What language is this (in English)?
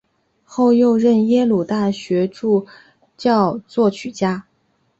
Chinese